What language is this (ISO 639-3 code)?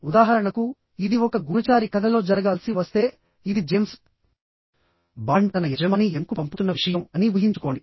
tel